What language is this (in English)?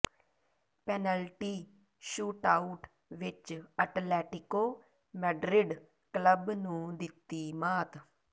Punjabi